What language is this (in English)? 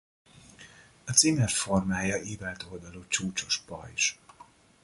Hungarian